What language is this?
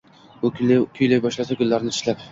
Uzbek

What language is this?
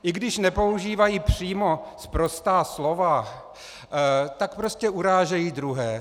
Czech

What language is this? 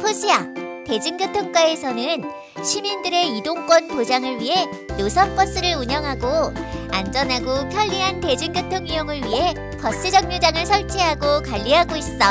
Korean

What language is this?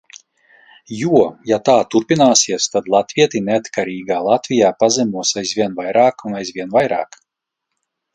Latvian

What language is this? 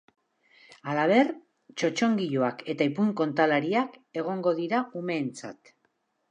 Basque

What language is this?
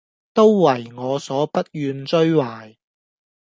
Cantonese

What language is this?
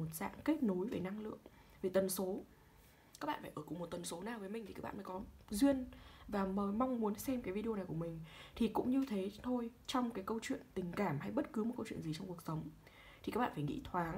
Vietnamese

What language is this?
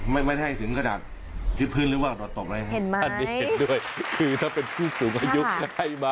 Thai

